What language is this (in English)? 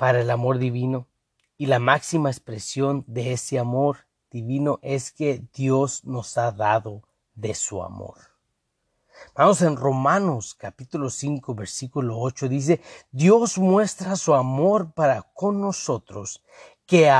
Spanish